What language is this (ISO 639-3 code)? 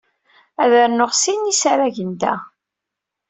kab